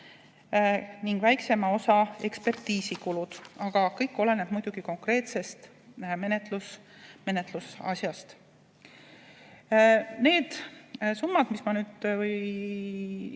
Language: Estonian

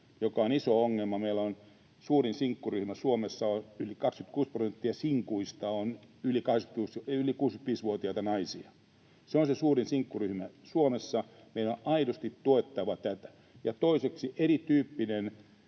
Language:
Finnish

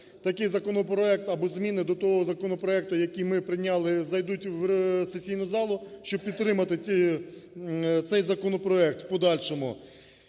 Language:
Ukrainian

